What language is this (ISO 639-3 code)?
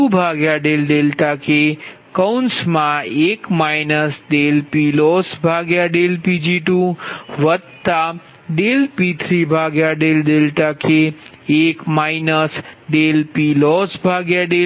guj